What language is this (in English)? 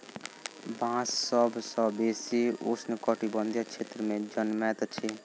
Maithili